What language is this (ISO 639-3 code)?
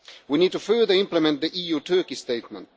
eng